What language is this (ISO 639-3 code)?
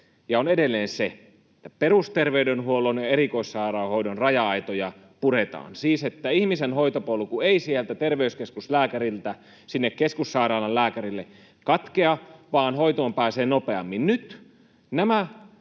fin